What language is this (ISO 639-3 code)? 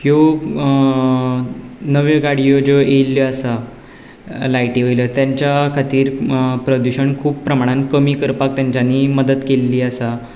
kok